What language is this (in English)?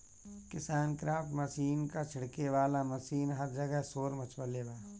Bhojpuri